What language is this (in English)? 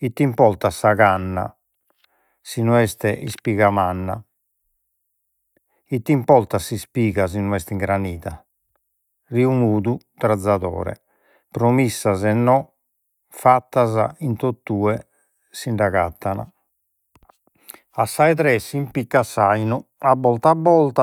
Sardinian